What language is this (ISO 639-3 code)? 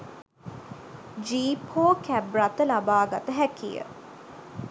sin